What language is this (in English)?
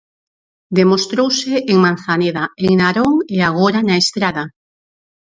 Galician